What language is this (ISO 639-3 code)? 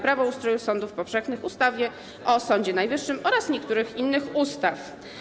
pol